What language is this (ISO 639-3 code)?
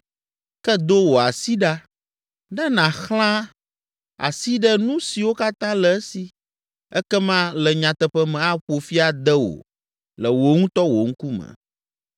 ewe